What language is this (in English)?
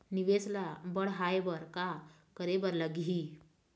Chhattisgarhi